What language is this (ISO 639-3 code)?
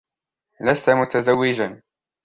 ara